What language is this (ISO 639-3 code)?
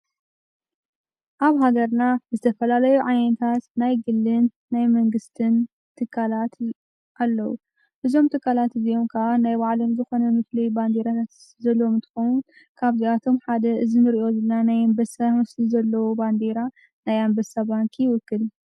tir